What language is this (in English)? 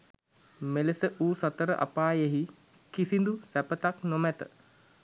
Sinhala